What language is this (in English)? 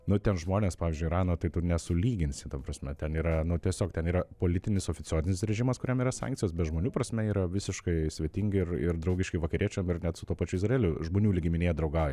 Lithuanian